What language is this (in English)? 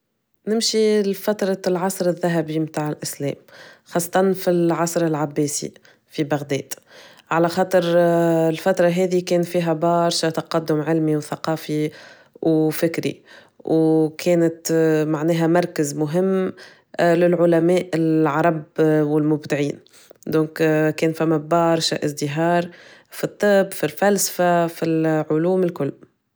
Tunisian Arabic